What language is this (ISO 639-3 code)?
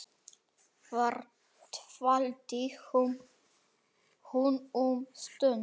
isl